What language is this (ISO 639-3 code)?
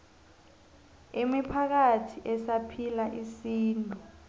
nbl